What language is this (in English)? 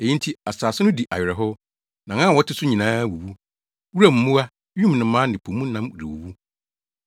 Akan